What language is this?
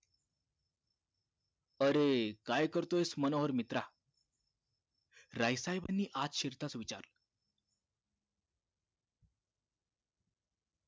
Marathi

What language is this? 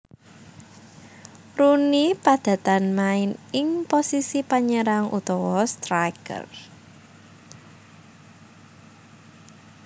Javanese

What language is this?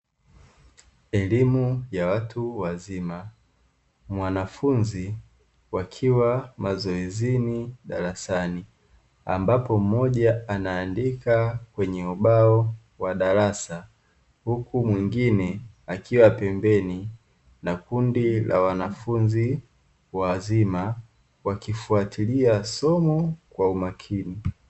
Swahili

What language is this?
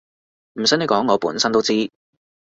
Cantonese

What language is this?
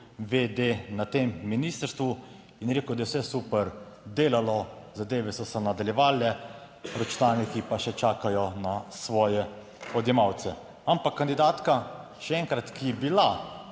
Slovenian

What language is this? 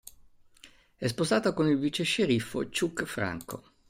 Italian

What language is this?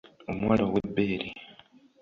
Ganda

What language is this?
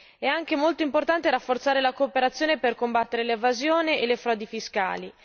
Italian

